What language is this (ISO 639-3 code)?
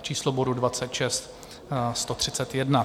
ces